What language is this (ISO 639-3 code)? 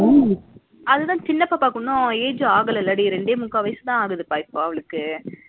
tam